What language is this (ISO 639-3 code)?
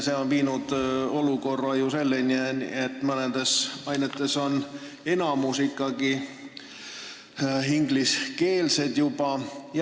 est